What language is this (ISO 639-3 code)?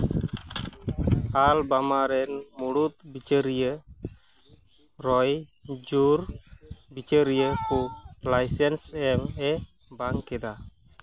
sat